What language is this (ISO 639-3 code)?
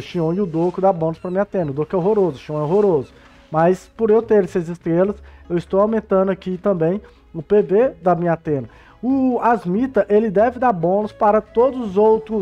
por